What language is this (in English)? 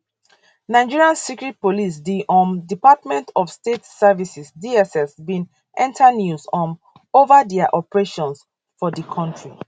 Nigerian Pidgin